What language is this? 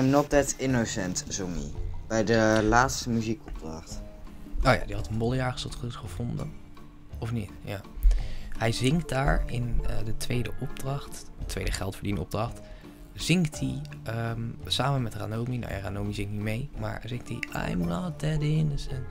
Dutch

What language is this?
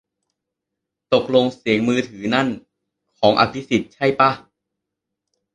Thai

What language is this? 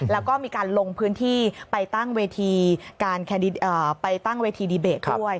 Thai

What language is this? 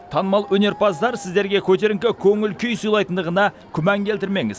Kazakh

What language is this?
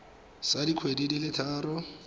Tswana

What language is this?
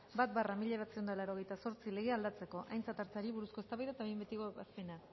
Basque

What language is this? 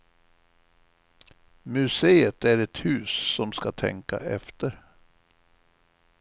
Swedish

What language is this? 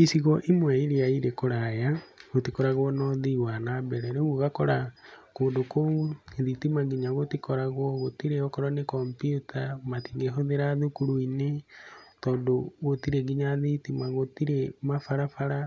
Kikuyu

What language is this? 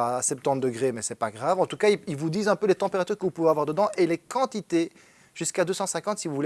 French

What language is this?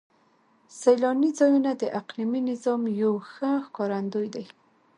Pashto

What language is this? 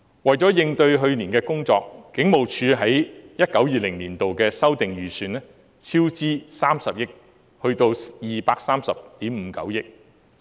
Cantonese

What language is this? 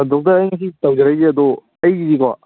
Manipuri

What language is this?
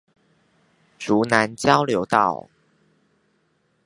Chinese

